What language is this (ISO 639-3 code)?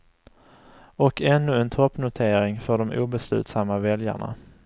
swe